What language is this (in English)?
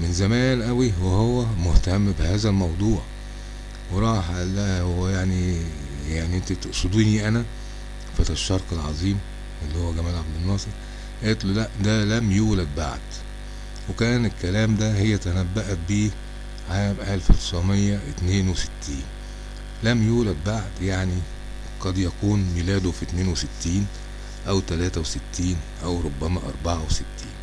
Arabic